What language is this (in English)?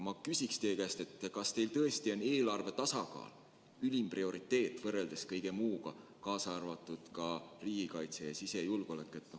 Estonian